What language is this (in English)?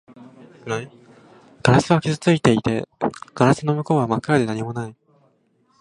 Japanese